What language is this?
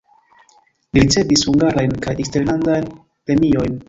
Esperanto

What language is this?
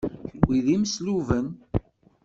Kabyle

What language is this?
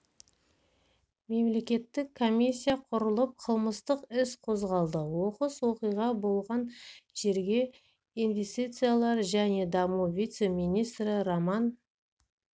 Kazakh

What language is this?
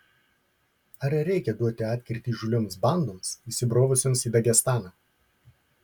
Lithuanian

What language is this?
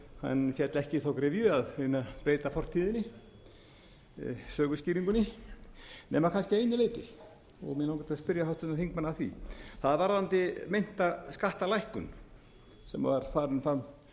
Icelandic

